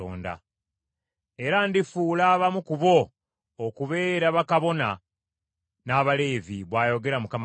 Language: Ganda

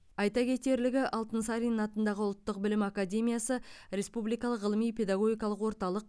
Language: Kazakh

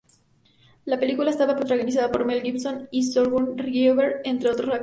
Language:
Spanish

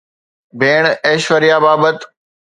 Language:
Sindhi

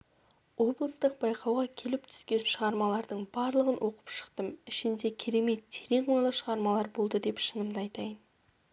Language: Kazakh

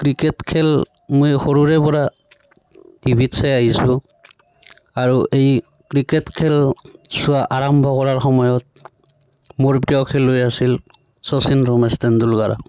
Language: Assamese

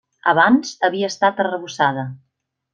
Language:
Catalan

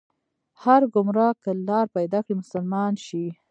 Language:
Pashto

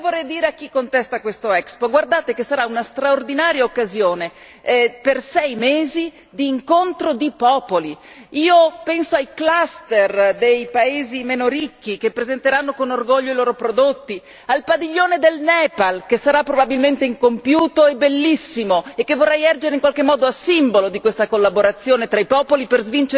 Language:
Italian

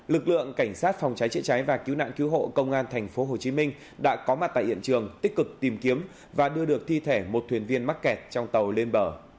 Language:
Vietnamese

